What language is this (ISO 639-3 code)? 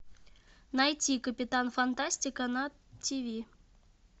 rus